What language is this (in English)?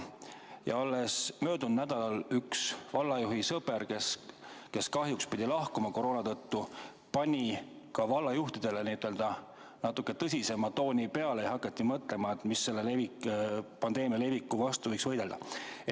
Estonian